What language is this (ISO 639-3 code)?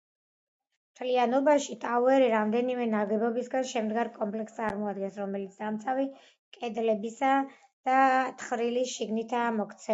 kat